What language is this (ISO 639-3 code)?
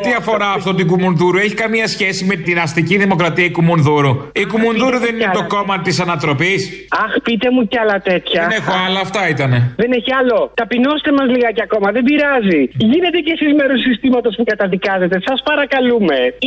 ell